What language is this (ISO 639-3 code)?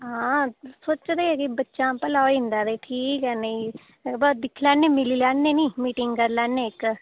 doi